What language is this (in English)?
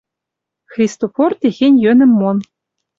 Western Mari